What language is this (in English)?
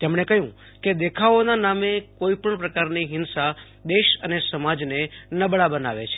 Gujarati